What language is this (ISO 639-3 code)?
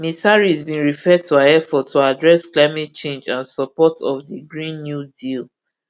pcm